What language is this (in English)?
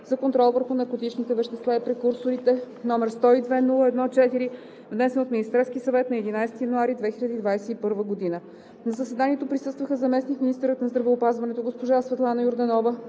Bulgarian